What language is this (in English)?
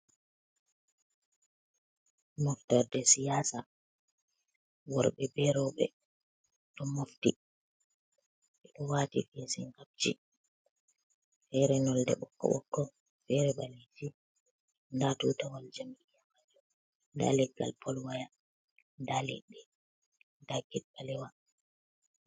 Fula